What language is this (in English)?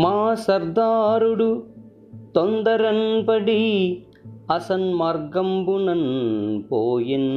Telugu